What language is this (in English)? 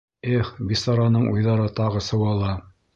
Bashkir